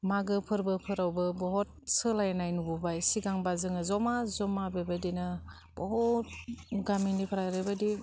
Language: Bodo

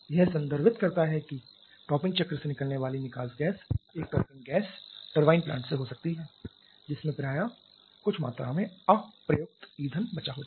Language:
Hindi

